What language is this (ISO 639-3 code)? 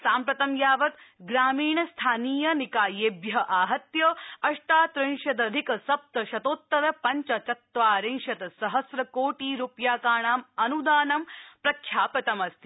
san